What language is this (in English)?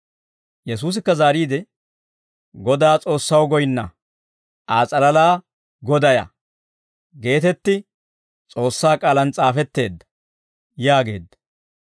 Dawro